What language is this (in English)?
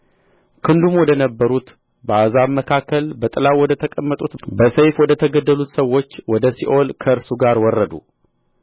Amharic